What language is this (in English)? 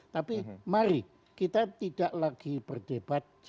Indonesian